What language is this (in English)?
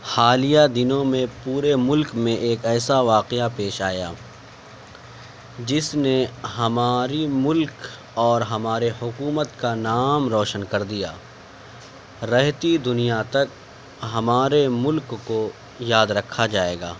Urdu